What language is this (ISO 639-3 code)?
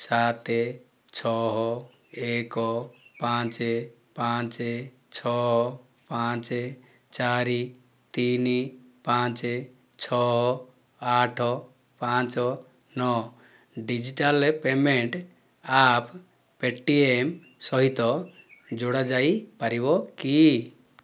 ori